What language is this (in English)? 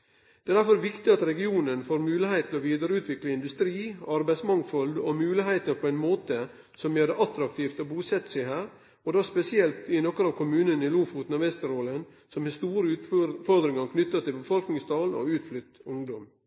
Norwegian Nynorsk